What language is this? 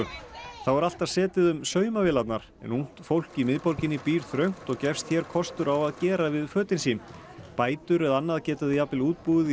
Icelandic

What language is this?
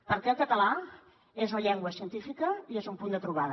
Catalan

